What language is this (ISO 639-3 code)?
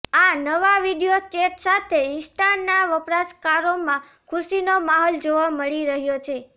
guj